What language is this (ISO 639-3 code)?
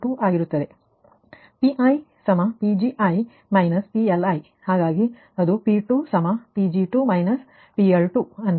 kan